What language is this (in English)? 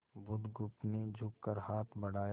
Hindi